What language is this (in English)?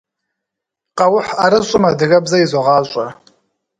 Kabardian